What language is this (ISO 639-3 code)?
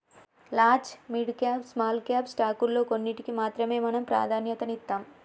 tel